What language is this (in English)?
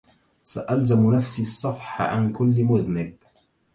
Arabic